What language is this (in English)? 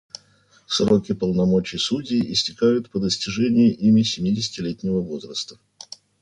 Russian